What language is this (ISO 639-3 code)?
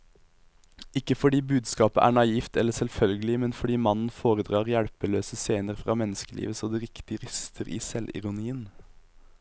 nor